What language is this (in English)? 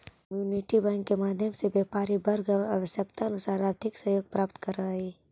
Magahi